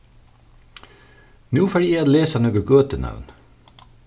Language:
Faroese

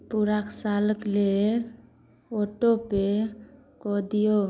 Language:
Maithili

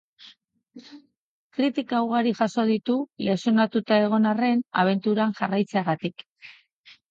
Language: Basque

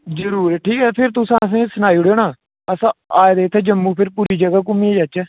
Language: Dogri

